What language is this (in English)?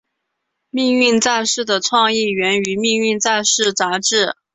Chinese